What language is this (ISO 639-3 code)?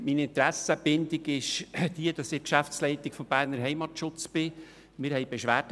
gsw